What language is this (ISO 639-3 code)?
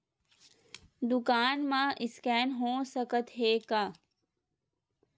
hne